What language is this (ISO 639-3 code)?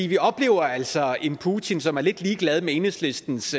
dan